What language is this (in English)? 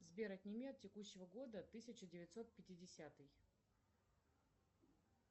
Russian